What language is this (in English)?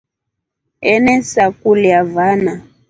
Rombo